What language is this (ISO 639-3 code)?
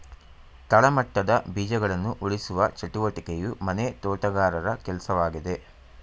kan